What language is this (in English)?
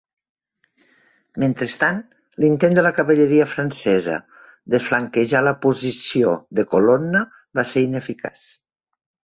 Catalan